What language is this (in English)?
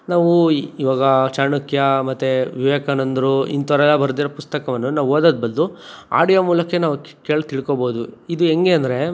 Kannada